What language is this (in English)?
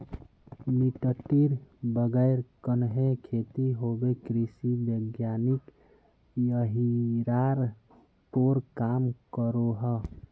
Magahi